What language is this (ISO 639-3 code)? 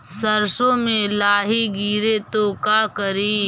mag